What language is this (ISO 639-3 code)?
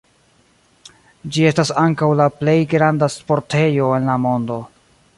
epo